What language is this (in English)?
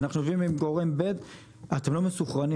Hebrew